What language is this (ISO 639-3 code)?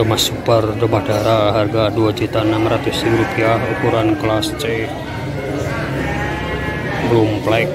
ind